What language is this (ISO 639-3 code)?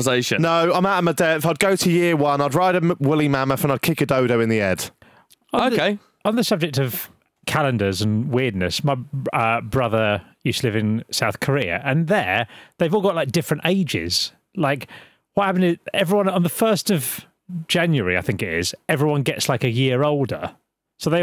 eng